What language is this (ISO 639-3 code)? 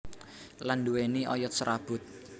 jav